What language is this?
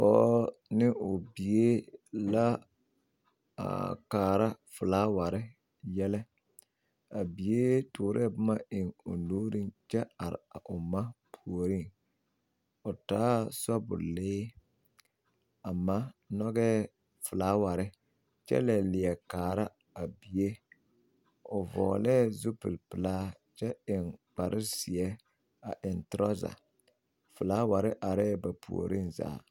Southern Dagaare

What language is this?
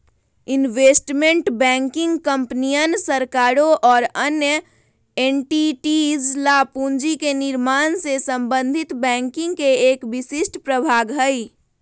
Magahi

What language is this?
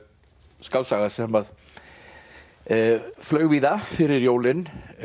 Icelandic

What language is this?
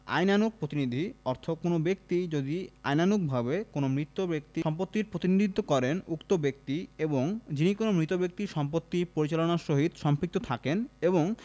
Bangla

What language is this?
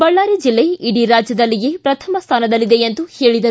Kannada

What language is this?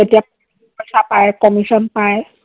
Assamese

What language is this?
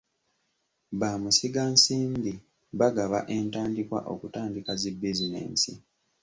Ganda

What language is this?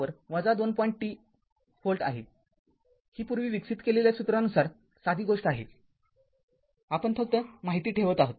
Marathi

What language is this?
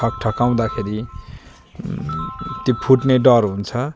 Nepali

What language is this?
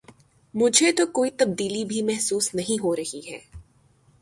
Urdu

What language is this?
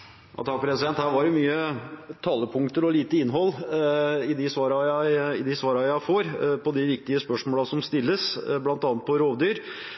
Norwegian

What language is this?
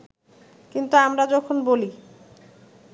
Bangla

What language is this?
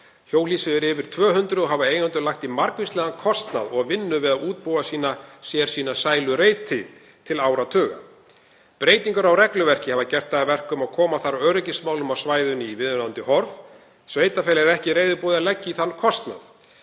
Icelandic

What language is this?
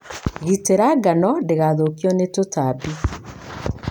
Kikuyu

